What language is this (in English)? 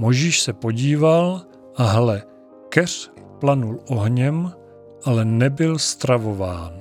Czech